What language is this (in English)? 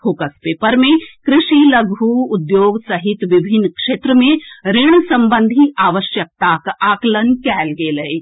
Maithili